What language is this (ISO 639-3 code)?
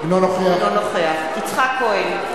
heb